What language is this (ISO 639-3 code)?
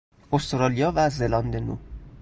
fas